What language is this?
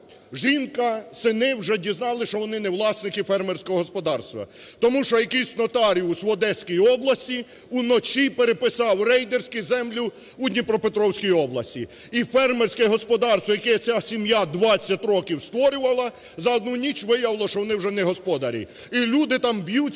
Ukrainian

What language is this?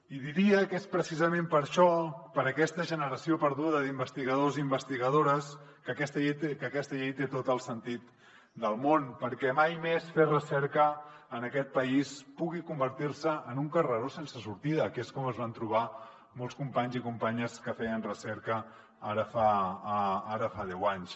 Catalan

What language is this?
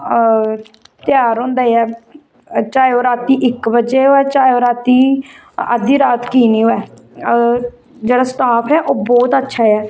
Dogri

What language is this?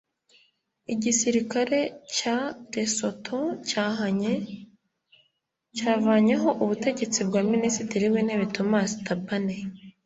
Kinyarwanda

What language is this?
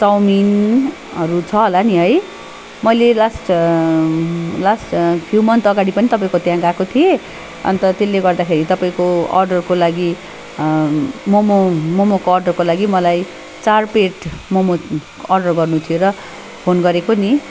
Nepali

